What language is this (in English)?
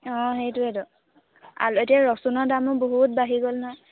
Assamese